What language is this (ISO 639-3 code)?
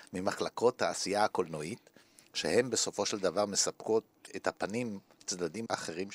heb